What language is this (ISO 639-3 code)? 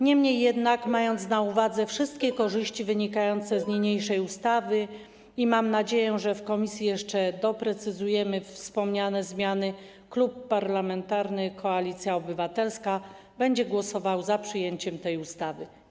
pol